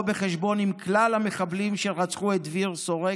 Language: Hebrew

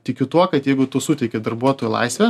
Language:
Lithuanian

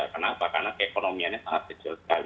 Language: Indonesian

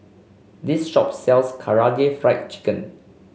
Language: English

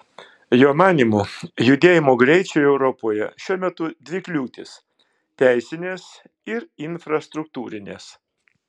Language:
Lithuanian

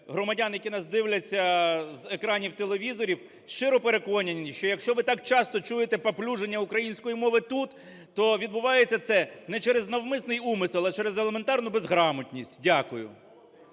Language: Ukrainian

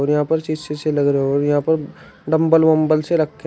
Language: Hindi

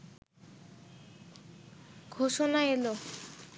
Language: Bangla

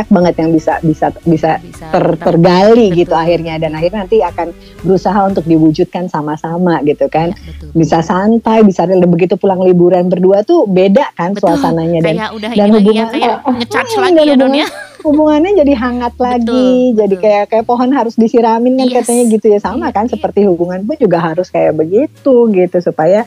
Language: Indonesian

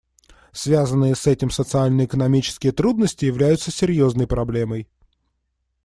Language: Russian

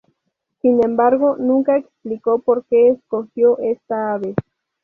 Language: Spanish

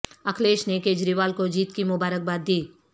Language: Urdu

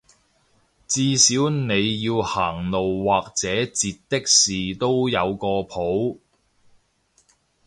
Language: Cantonese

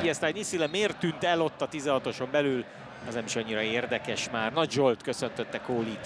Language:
Hungarian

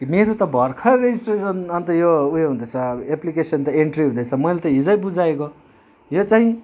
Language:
Nepali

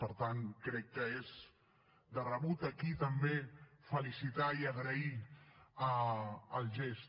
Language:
Catalan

